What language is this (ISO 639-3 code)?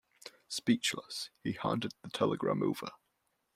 eng